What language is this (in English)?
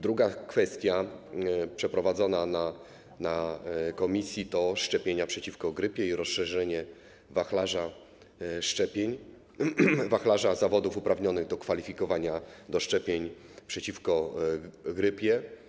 Polish